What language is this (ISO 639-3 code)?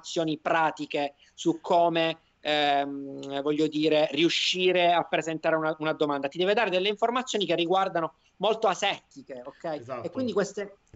ita